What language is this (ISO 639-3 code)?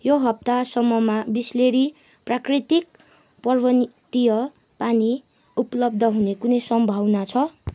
nep